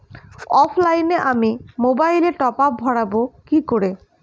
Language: Bangla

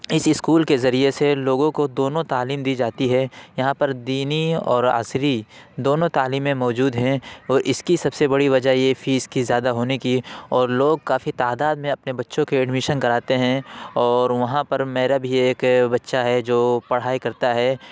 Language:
Urdu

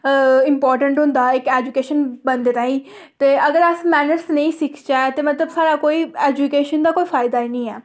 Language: Dogri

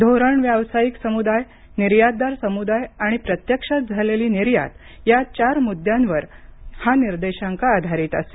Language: Marathi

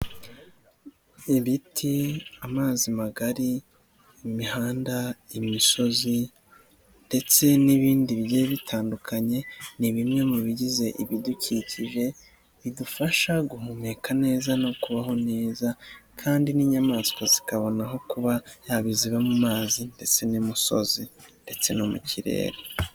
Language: Kinyarwanda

